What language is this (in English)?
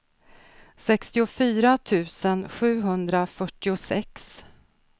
Swedish